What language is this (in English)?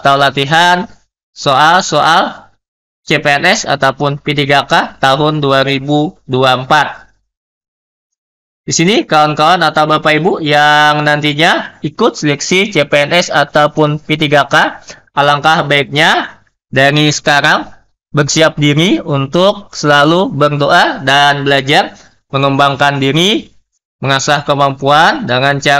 Indonesian